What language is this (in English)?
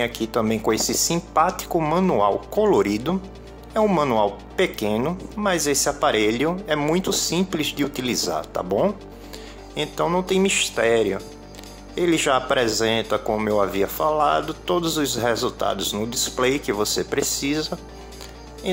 Portuguese